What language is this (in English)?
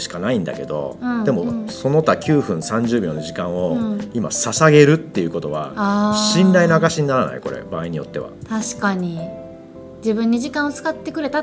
Japanese